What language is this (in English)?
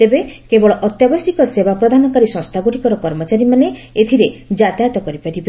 Odia